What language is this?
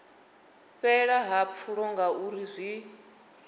Venda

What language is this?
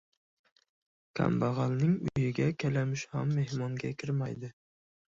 Uzbek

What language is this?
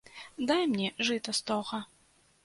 Belarusian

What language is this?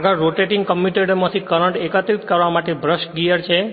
Gujarati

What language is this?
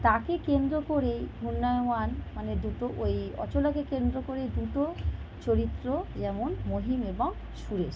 Bangla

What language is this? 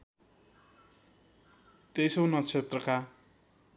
Nepali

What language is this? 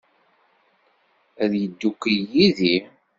Kabyle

